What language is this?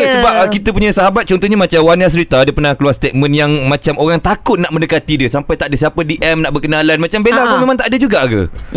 Malay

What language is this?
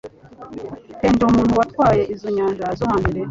Kinyarwanda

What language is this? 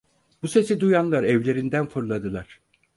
Turkish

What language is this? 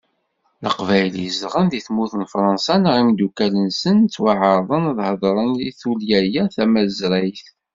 Kabyle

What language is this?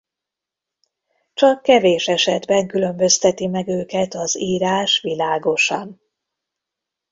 Hungarian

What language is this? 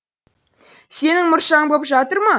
Kazakh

